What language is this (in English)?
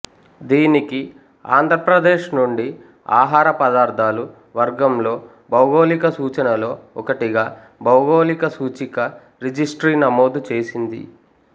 Telugu